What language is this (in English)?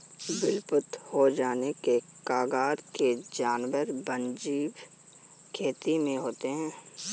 Hindi